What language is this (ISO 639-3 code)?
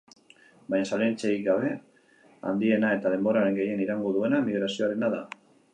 eus